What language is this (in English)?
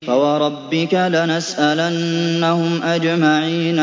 Arabic